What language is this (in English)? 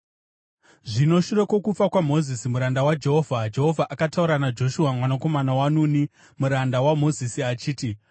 Shona